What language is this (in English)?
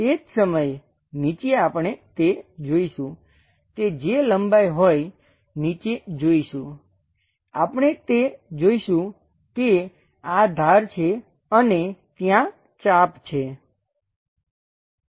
Gujarati